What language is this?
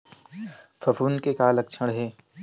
Chhattisgarhi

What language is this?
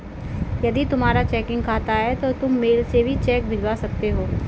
Hindi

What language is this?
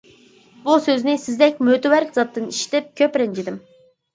Uyghur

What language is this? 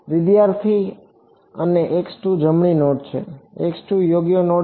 Gujarati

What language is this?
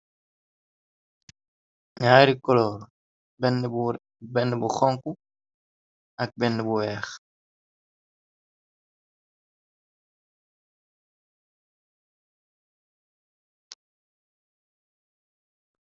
Wolof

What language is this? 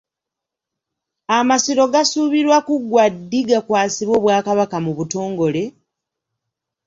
Ganda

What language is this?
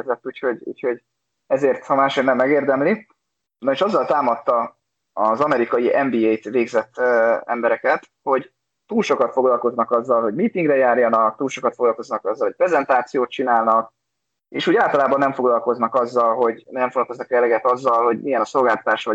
Hungarian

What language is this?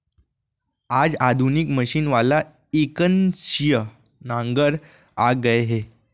Chhattisgarhi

